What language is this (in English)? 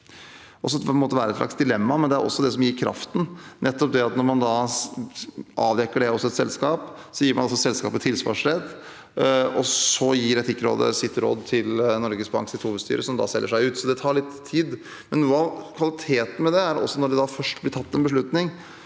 Norwegian